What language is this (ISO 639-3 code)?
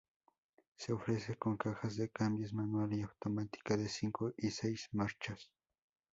spa